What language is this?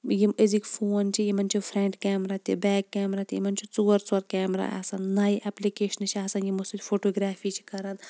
Kashmiri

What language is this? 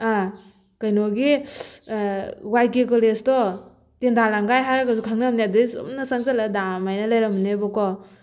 Manipuri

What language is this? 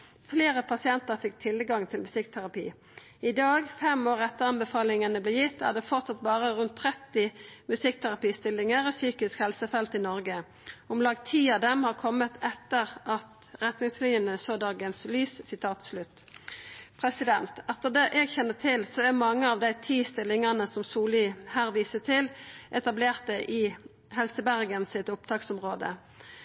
Norwegian Nynorsk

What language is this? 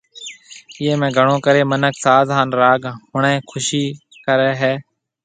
Marwari (Pakistan)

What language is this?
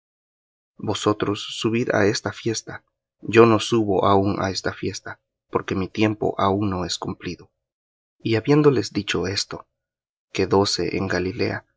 Spanish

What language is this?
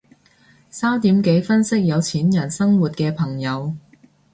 Cantonese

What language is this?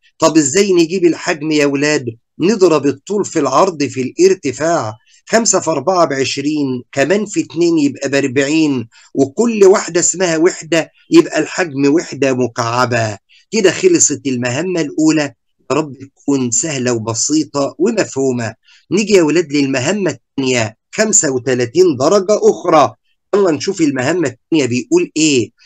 Arabic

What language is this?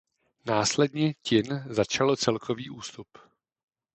Czech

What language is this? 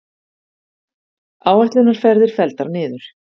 Icelandic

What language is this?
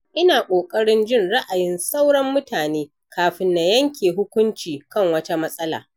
Hausa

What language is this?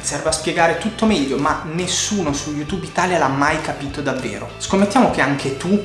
Italian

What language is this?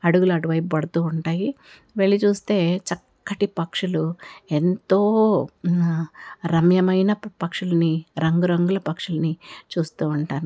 Telugu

